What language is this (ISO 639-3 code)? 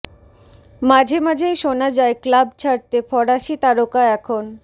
ben